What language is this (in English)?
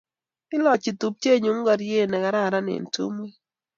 Kalenjin